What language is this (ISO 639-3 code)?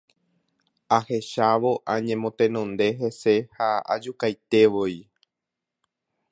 grn